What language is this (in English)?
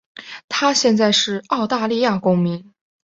Chinese